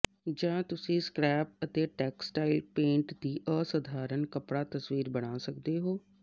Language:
Punjabi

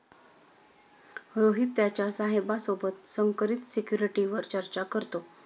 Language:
Marathi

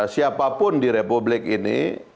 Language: Indonesian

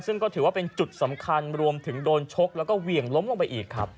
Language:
Thai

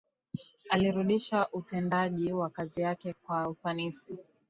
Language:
Swahili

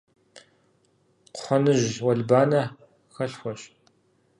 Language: Kabardian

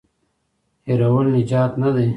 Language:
Pashto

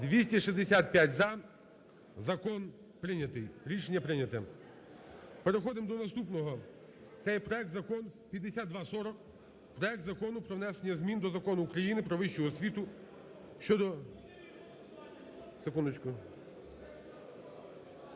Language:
Ukrainian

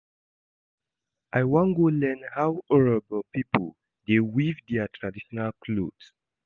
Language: Nigerian Pidgin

